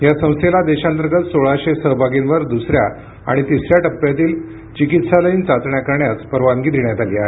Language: Marathi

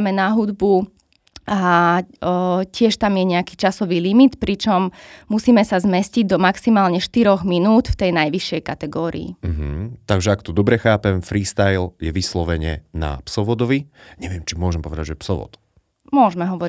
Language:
Slovak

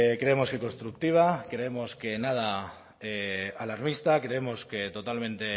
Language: Spanish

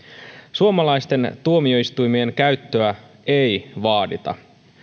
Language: Finnish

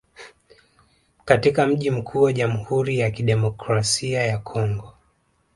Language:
Swahili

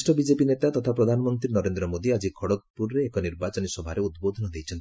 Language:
Odia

